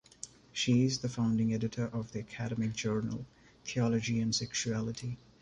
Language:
English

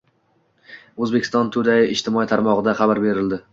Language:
Uzbek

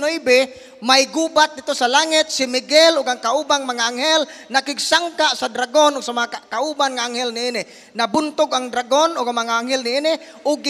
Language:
Filipino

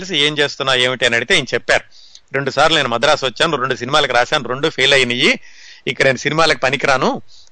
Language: Telugu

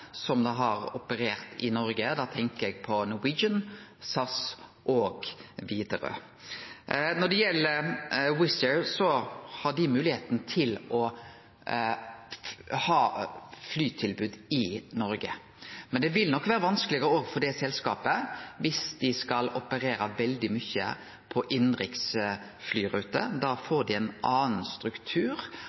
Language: Norwegian Nynorsk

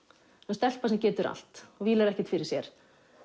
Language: Icelandic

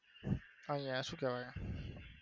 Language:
Gujarati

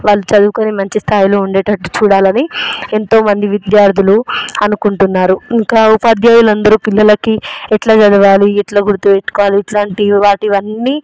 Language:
Telugu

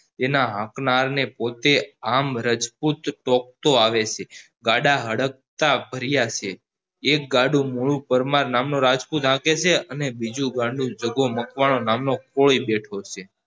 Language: Gujarati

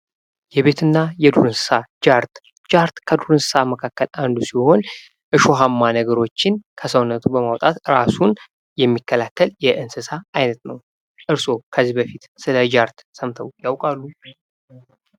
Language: Amharic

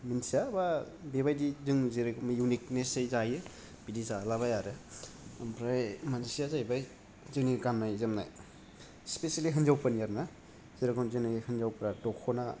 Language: Bodo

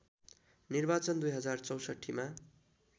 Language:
Nepali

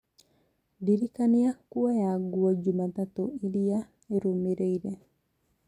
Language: Kikuyu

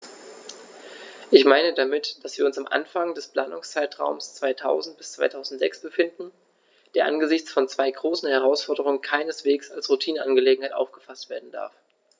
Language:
German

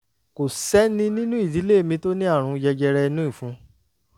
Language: Yoruba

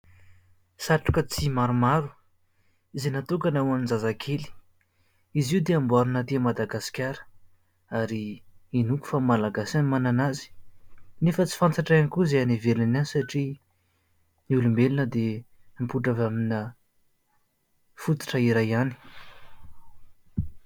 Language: Malagasy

